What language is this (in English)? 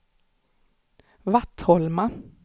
Swedish